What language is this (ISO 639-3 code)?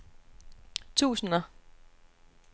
dan